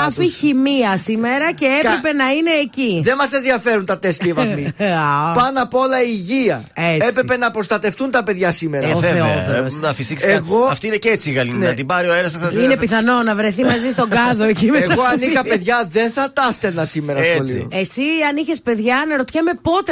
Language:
Greek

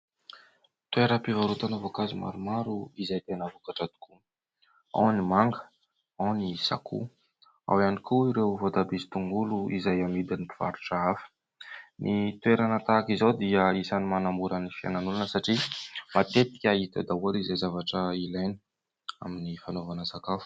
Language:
Malagasy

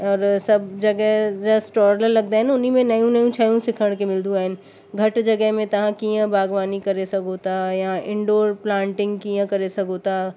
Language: Sindhi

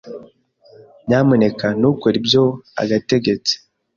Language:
Kinyarwanda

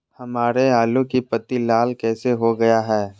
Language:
Magahi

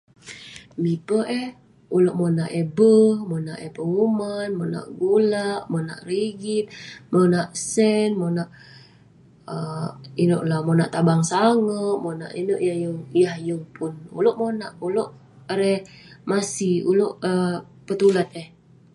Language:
Western Penan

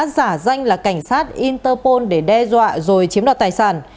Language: Vietnamese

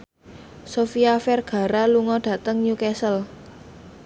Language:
Javanese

